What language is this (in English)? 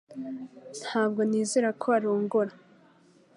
Kinyarwanda